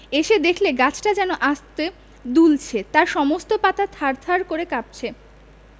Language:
Bangla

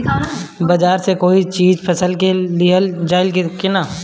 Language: Bhojpuri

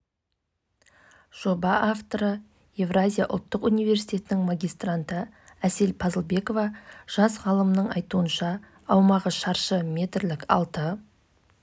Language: Kazakh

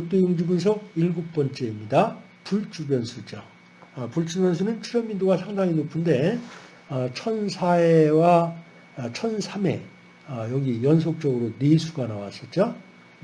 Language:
Korean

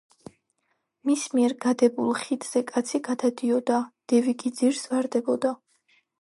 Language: Georgian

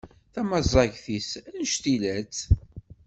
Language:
Kabyle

